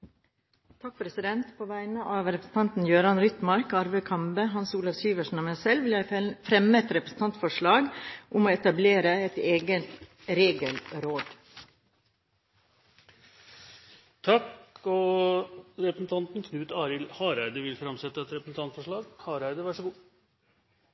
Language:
Norwegian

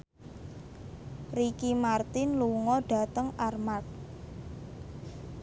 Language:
Javanese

